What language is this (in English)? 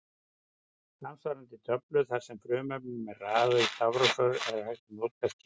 Icelandic